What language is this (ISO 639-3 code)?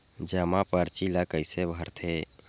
hne